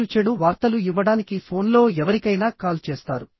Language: Telugu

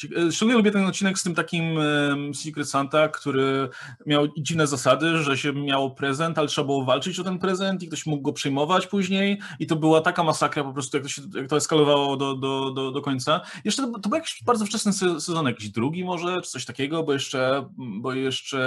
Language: Polish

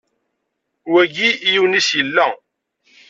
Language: Kabyle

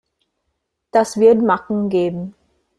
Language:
German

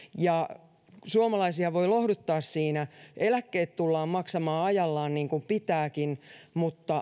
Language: Finnish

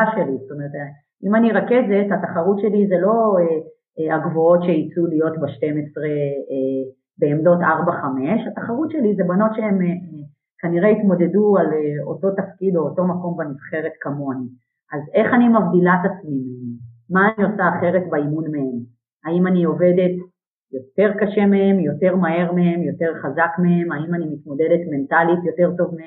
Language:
Hebrew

